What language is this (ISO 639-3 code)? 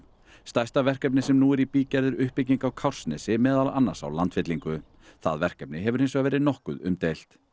isl